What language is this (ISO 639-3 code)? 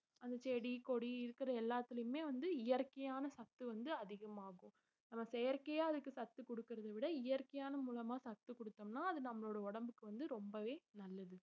tam